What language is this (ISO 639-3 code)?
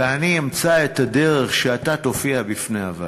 heb